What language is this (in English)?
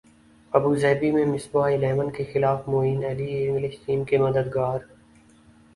Urdu